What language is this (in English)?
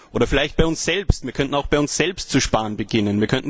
German